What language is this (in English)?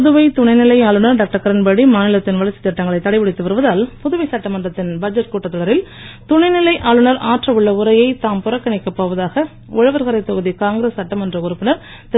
Tamil